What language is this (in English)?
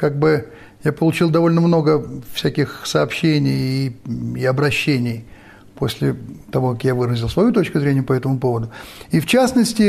Russian